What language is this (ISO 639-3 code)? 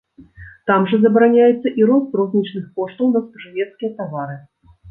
bel